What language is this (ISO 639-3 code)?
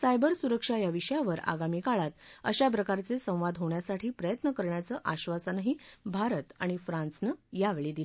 mar